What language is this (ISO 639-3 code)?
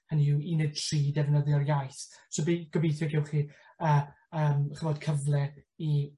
cym